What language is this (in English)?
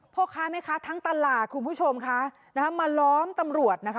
Thai